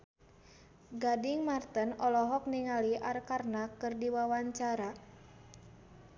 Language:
Sundanese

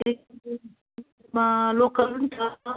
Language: Nepali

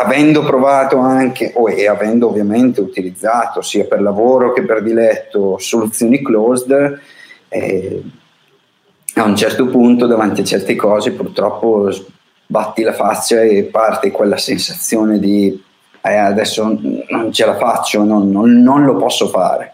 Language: Italian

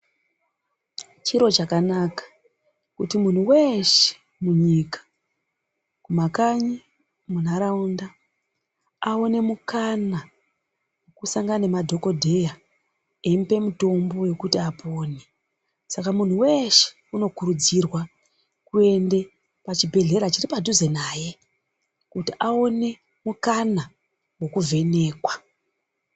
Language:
Ndau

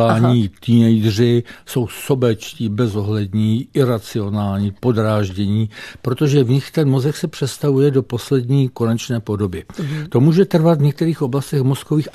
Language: Czech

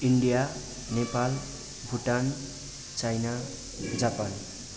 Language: Nepali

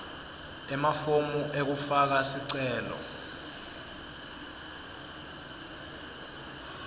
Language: Swati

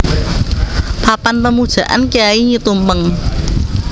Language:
Javanese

